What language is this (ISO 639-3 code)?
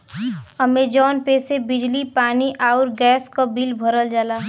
bho